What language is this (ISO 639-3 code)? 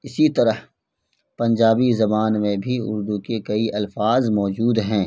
urd